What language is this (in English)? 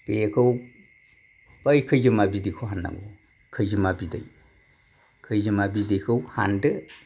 Bodo